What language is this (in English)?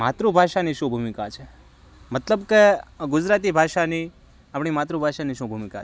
Gujarati